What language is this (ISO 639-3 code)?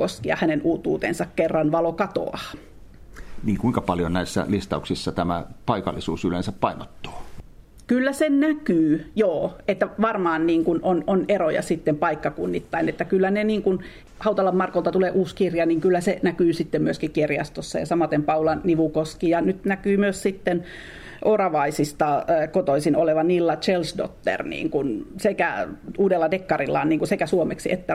fin